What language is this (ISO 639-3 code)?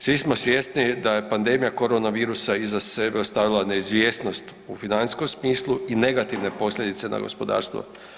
hrv